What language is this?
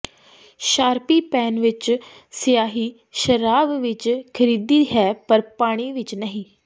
Punjabi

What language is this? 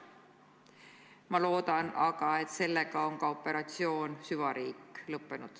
Estonian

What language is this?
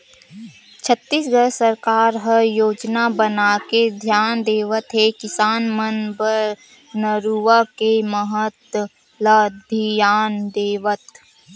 Chhattisgarhi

